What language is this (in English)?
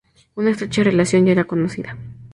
Spanish